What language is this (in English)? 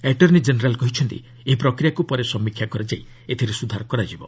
Odia